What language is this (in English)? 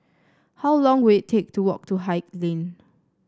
English